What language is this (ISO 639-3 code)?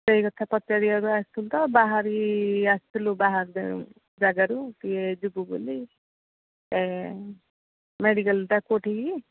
ori